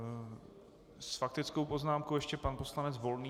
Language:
Czech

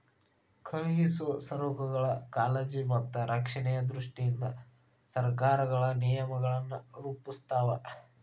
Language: Kannada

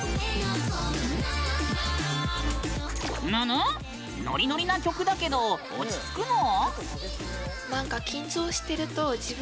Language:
Japanese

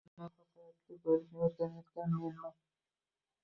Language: Uzbek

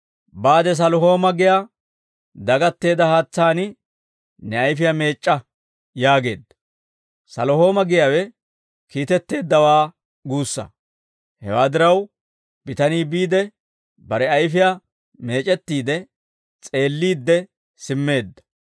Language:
Dawro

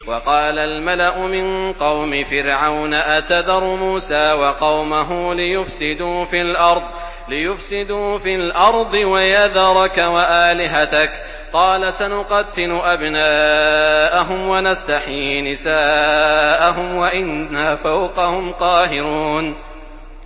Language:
Arabic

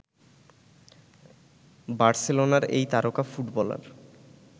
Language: Bangla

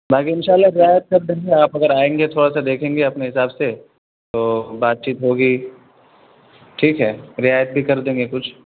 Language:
Urdu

